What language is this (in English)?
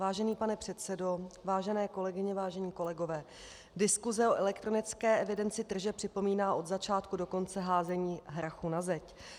Czech